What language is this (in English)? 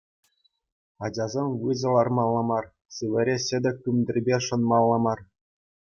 Chuvash